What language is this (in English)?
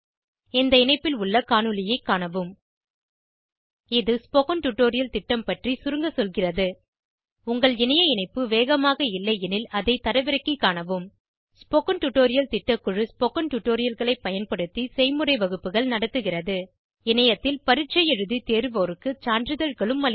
Tamil